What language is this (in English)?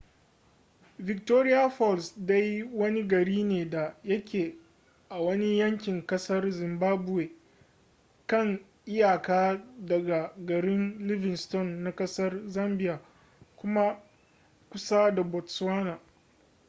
Hausa